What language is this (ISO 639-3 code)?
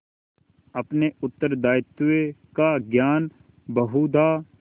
hin